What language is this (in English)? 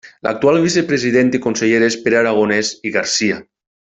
Catalan